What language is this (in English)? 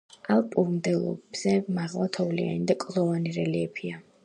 Georgian